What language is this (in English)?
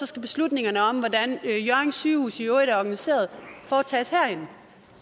Danish